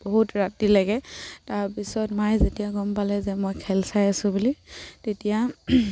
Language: Assamese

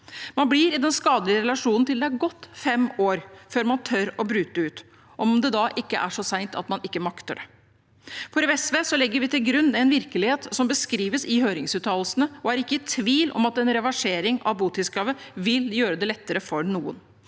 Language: Norwegian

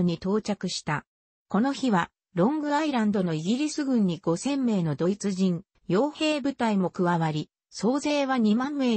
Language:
Japanese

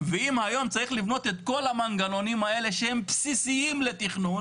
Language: Hebrew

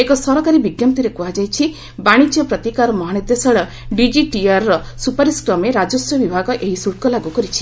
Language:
Odia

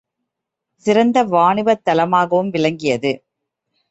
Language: Tamil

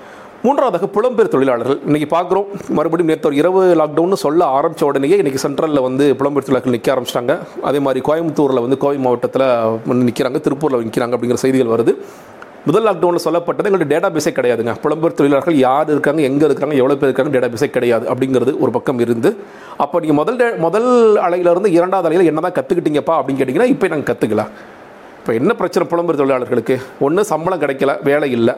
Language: Tamil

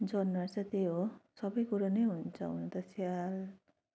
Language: Nepali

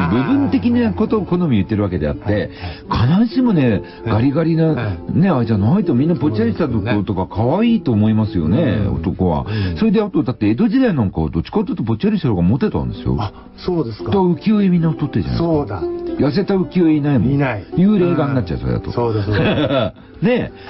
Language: Japanese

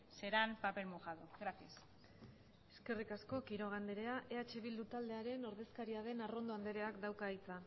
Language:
Basque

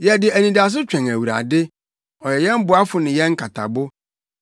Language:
Akan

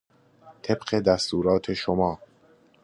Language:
Persian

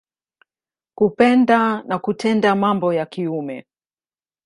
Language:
Swahili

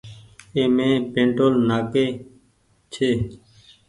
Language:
Goaria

